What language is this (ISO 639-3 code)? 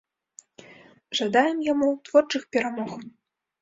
bel